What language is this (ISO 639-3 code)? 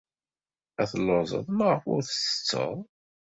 kab